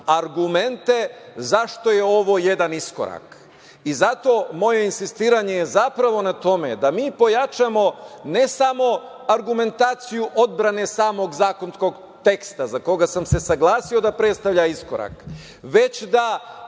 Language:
Serbian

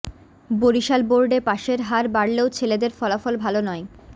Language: Bangla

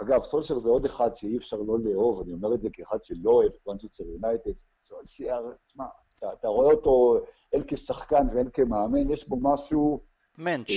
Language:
Hebrew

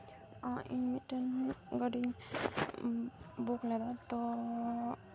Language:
Santali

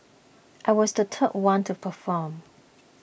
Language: English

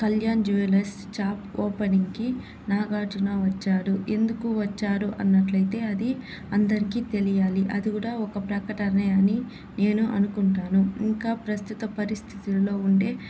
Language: Telugu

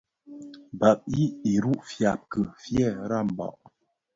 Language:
Bafia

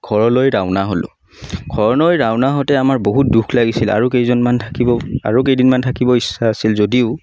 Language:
Assamese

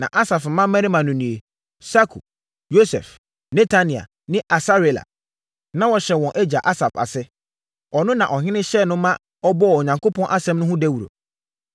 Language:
Akan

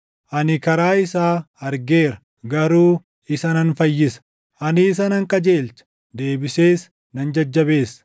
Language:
Oromo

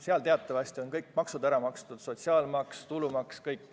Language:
Estonian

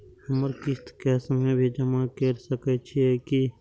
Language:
Maithili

